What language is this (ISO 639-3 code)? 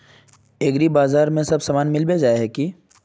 mag